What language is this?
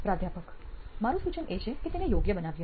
Gujarati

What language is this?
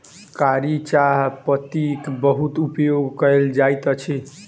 Maithili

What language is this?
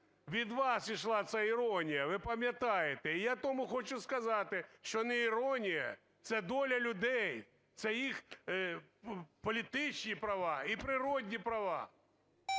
Ukrainian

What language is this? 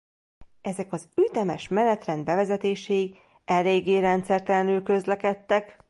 Hungarian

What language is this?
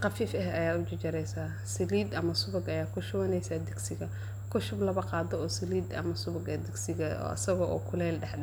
Somali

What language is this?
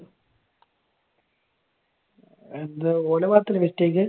Malayalam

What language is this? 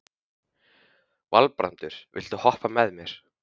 Icelandic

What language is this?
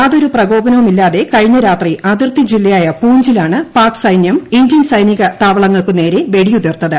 Malayalam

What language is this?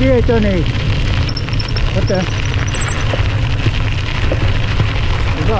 Finnish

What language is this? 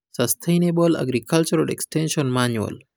Luo (Kenya and Tanzania)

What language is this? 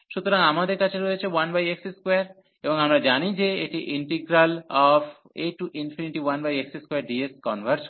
Bangla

